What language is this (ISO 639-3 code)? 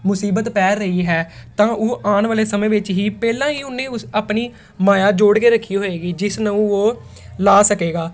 pan